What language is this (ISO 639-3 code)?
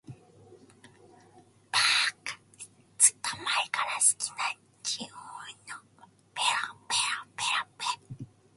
jpn